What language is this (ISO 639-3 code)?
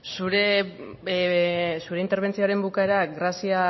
eus